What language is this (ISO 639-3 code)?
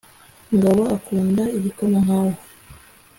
kin